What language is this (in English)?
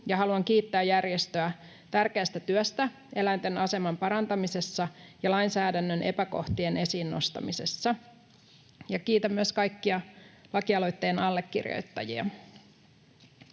Finnish